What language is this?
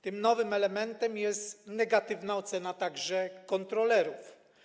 Polish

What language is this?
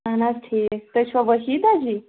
Kashmiri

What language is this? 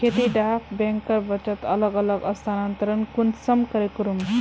Magahi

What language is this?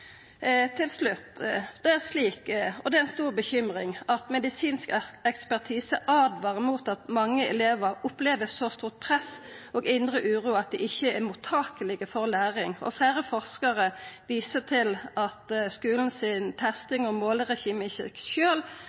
Norwegian Nynorsk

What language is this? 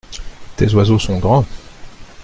French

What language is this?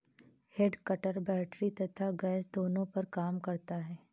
Hindi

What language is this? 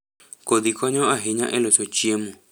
Luo (Kenya and Tanzania)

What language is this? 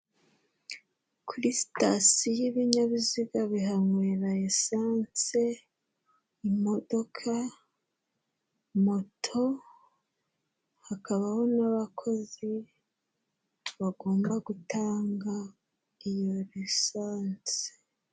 Kinyarwanda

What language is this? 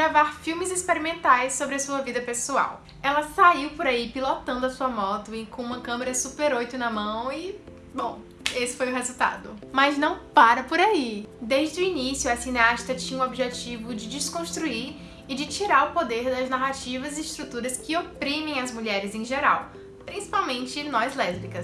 Portuguese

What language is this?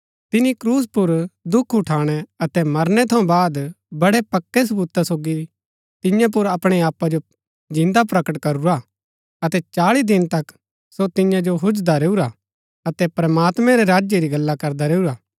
Gaddi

